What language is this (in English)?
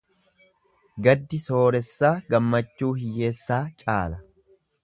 Oromo